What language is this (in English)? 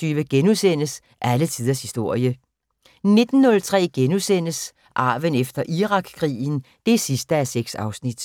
Danish